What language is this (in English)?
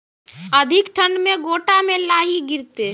Maithili